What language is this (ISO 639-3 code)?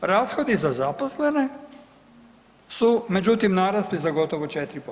hrv